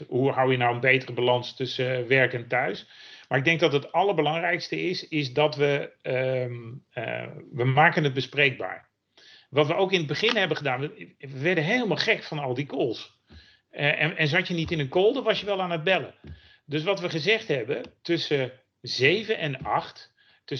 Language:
Dutch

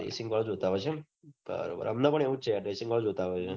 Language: Gujarati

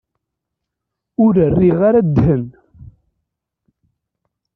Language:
Kabyle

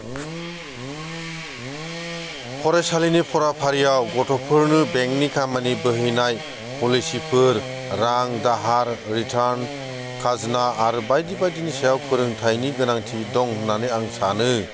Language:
Bodo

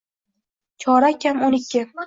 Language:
Uzbek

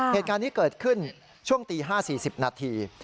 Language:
Thai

